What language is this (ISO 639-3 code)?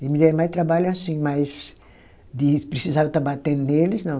por